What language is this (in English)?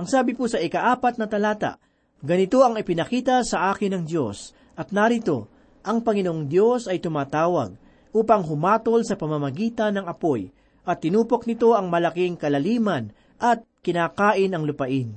Filipino